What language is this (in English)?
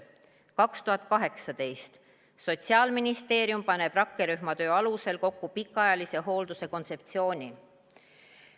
Estonian